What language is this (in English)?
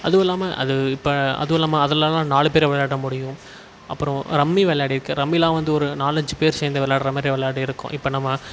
Tamil